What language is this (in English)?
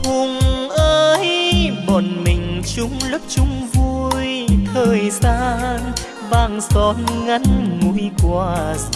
Vietnamese